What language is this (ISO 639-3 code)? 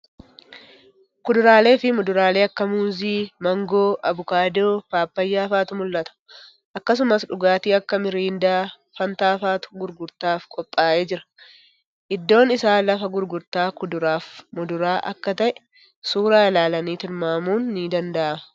orm